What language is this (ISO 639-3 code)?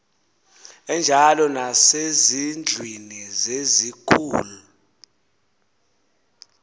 xho